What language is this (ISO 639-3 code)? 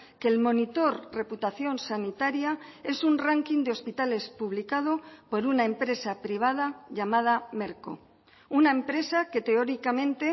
spa